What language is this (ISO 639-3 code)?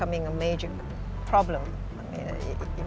ind